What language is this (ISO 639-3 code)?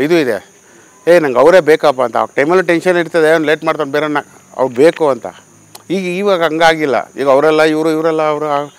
jpn